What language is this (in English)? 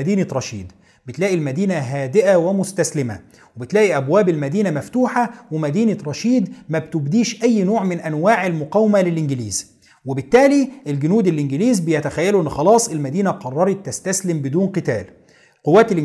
Arabic